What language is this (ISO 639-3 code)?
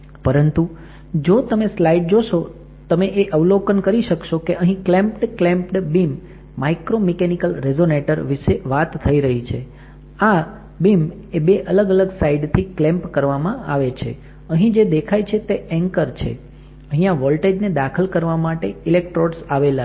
guj